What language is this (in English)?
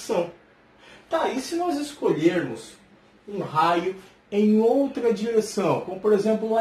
Portuguese